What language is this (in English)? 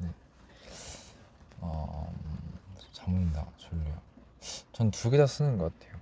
Korean